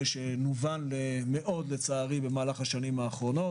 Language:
Hebrew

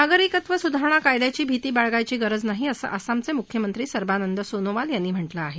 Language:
Marathi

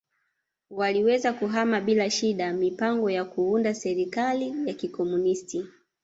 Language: Swahili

